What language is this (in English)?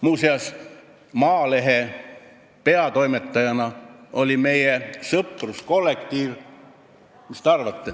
Estonian